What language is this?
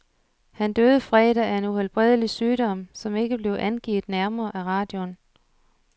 Danish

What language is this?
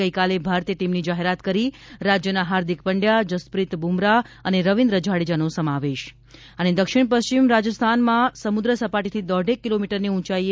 Gujarati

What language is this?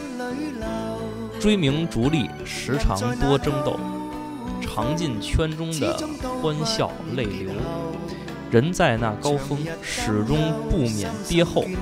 Chinese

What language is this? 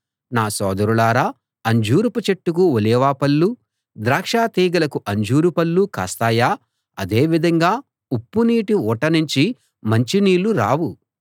Telugu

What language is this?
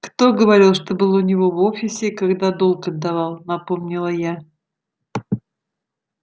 Russian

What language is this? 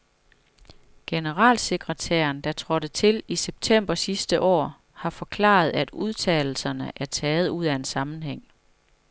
Danish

